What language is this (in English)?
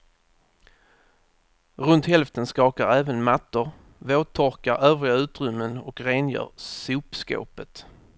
Swedish